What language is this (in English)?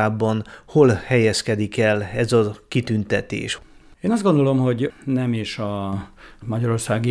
Hungarian